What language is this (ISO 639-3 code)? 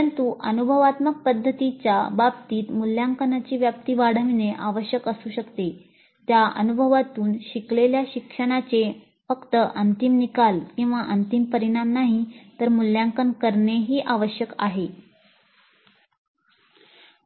mar